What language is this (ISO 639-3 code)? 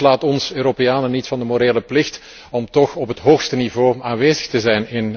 nld